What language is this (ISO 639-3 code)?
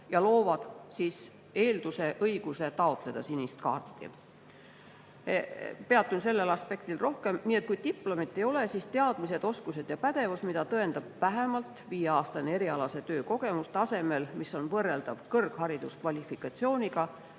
est